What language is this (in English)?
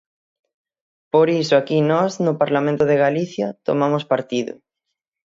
Galician